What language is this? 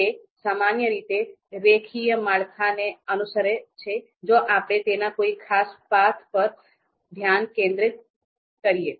Gujarati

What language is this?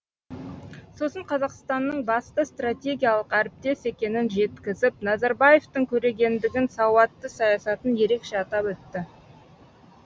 Kazakh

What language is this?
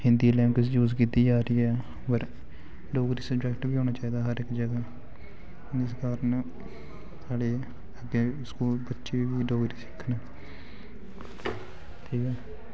Dogri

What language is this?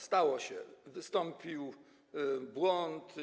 Polish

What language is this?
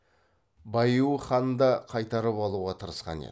Kazakh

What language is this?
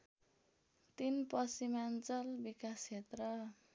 Nepali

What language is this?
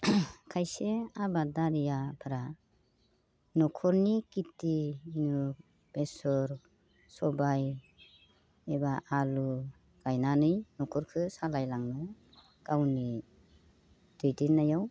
Bodo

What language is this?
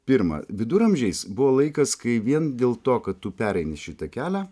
Lithuanian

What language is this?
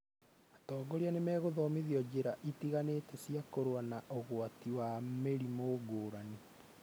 Kikuyu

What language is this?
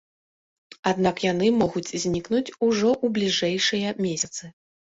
Belarusian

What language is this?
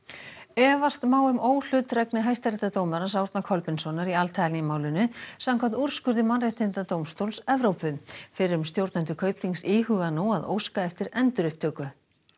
Icelandic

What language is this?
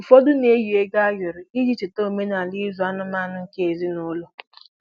Igbo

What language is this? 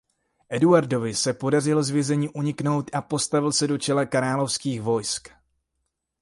Czech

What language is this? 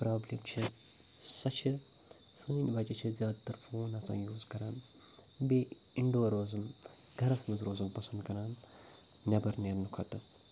Kashmiri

